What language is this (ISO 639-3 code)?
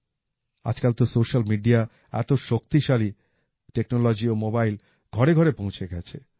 ben